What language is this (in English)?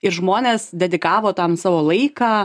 Lithuanian